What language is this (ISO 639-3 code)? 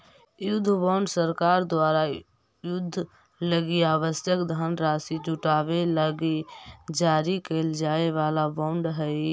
mag